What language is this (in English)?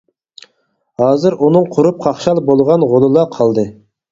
Uyghur